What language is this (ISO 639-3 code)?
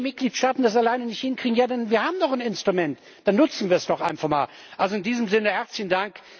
deu